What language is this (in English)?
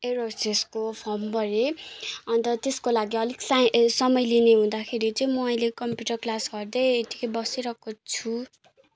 Nepali